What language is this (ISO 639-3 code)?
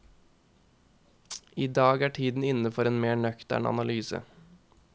nor